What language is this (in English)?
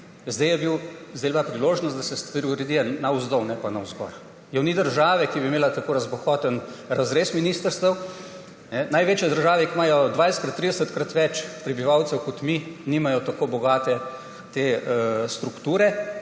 Slovenian